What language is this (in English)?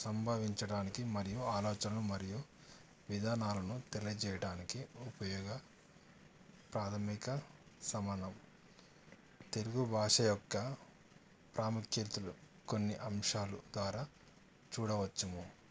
Telugu